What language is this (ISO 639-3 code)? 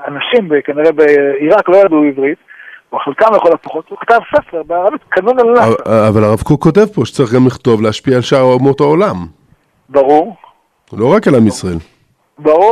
heb